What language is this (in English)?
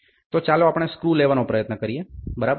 Gujarati